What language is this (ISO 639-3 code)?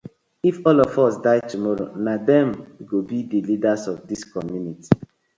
pcm